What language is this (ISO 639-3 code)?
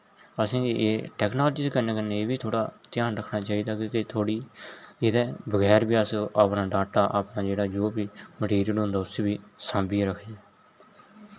doi